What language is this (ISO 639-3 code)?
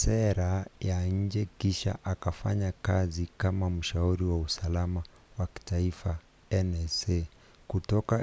swa